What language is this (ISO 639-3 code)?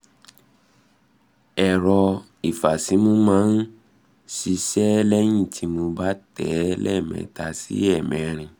yor